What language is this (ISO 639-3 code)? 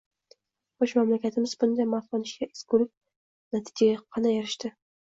uzb